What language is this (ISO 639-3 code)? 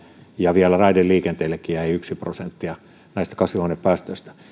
fin